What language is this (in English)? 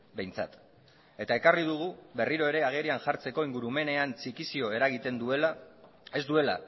Basque